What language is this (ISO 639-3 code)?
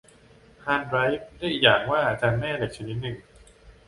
tha